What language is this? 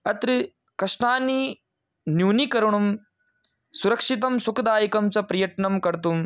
Sanskrit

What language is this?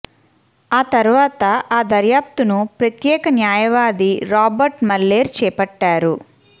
Telugu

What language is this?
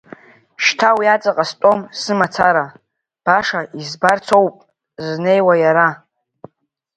Abkhazian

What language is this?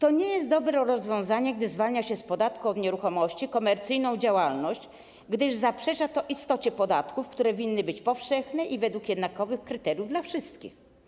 Polish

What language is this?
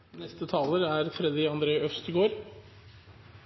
Norwegian Nynorsk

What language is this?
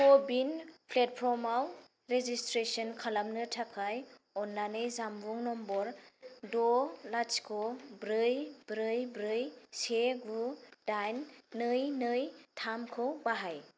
Bodo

